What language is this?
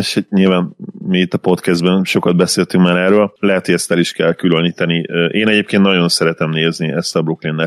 Hungarian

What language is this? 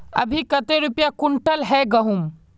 Magahi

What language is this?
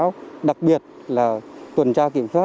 Vietnamese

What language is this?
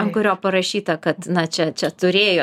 Lithuanian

